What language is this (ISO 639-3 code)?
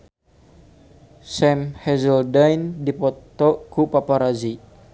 sun